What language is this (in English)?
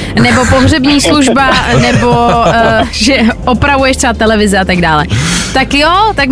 Czech